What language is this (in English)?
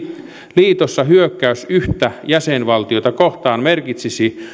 Finnish